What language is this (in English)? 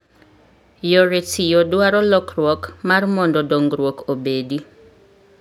Luo (Kenya and Tanzania)